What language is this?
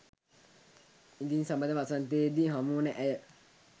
Sinhala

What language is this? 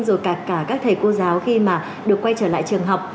Vietnamese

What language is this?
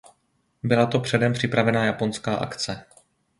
Czech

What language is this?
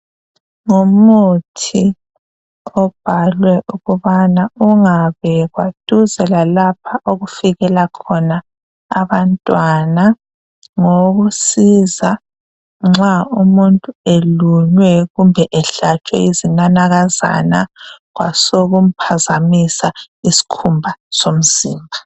North Ndebele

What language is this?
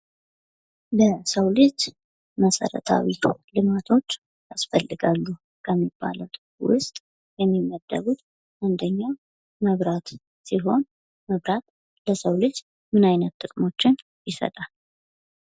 Amharic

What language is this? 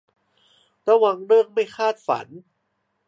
Thai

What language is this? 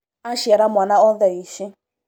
Kikuyu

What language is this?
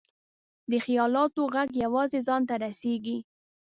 Pashto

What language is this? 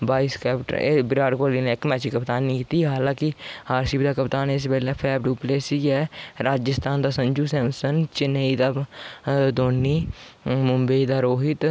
Dogri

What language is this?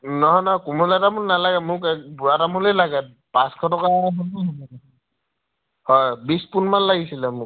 Assamese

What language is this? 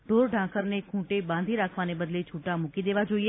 Gujarati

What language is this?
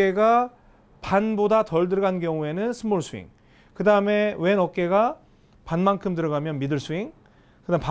Korean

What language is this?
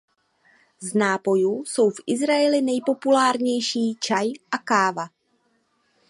Czech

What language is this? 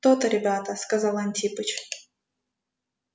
Russian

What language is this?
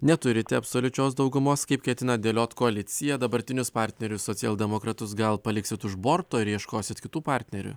Lithuanian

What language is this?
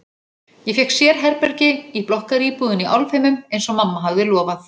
Icelandic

